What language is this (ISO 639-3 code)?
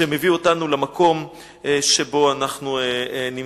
heb